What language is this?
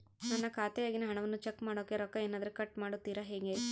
Kannada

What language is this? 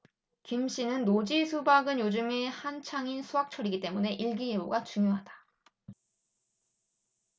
Korean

